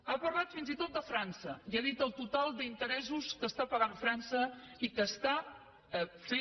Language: Catalan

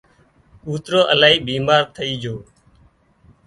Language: Wadiyara Koli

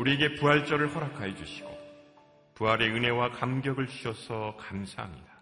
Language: Korean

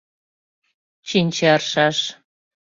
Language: Mari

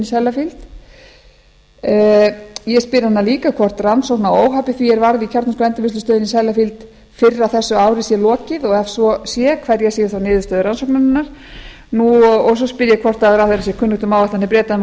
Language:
Icelandic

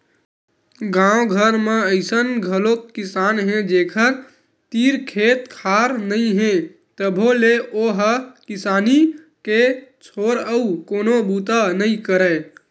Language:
Chhattisgarhi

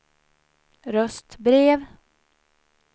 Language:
Swedish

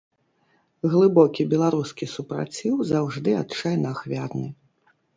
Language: Belarusian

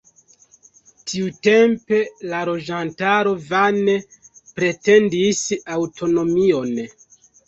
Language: Esperanto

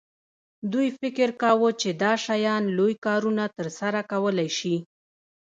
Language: Pashto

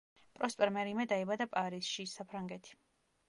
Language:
Georgian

